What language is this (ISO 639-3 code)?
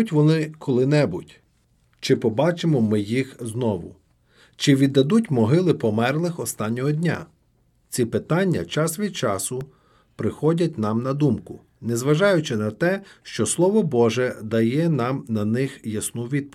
ukr